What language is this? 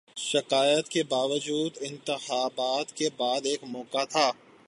Urdu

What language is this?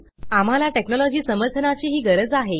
Marathi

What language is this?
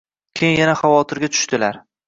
Uzbek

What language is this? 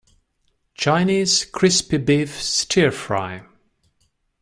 English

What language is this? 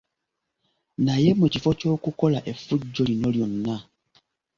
Ganda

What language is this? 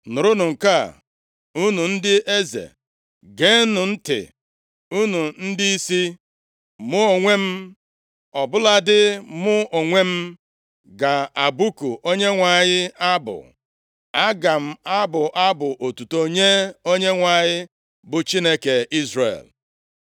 Igbo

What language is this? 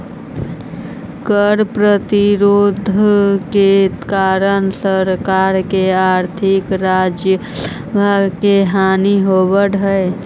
Magahi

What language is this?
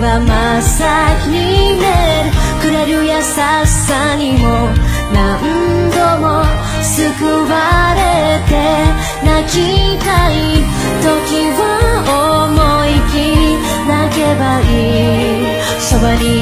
Korean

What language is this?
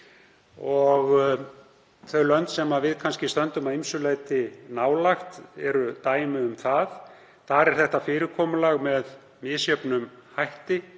Icelandic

